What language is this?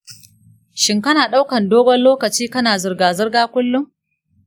Hausa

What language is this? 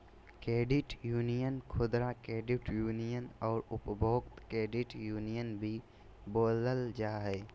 Magahi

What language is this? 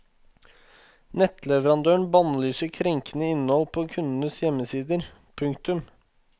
Norwegian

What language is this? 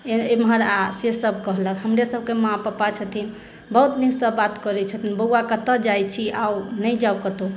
Maithili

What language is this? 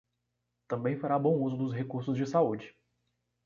Portuguese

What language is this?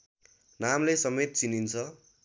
Nepali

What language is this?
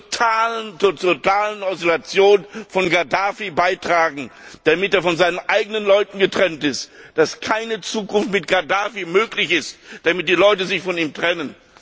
German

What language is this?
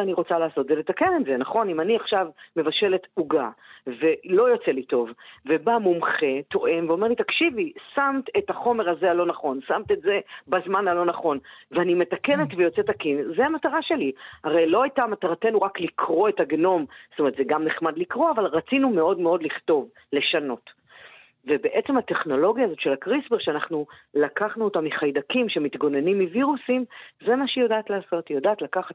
Hebrew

